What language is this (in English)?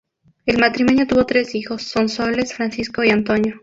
Spanish